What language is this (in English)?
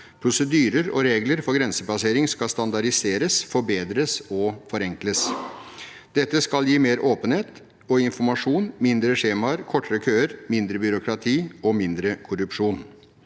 Norwegian